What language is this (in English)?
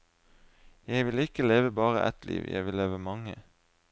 Norwegian